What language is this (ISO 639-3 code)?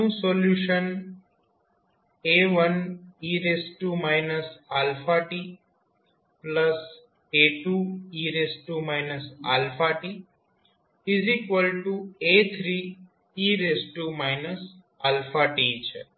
guj